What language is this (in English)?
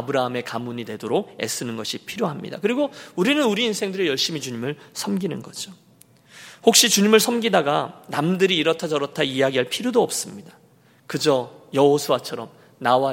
Korean